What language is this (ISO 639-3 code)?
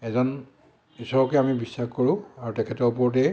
asm